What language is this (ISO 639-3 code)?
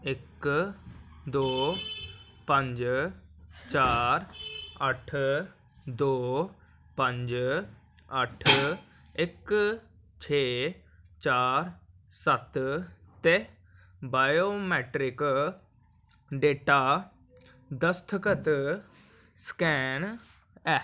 doi